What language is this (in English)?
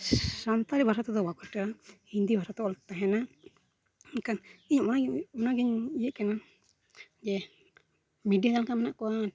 Santali